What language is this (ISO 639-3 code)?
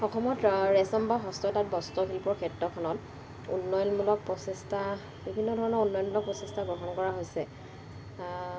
asm